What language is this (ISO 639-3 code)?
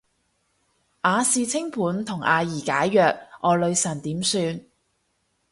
yue